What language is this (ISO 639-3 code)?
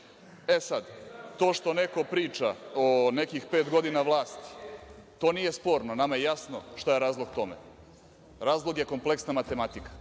srp